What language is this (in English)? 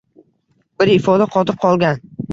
Uzbek